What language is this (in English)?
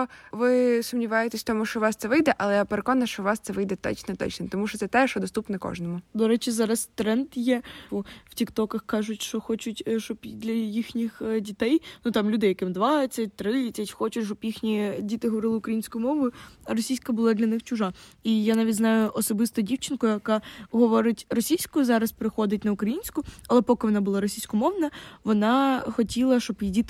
Ukrainian